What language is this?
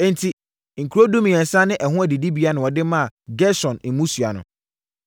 Akan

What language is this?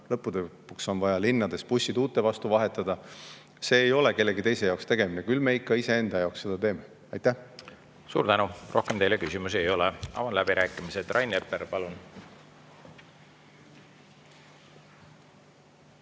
Estonian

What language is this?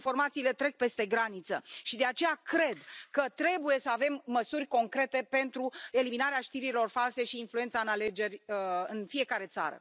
Romanian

